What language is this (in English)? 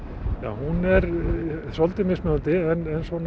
Icelandic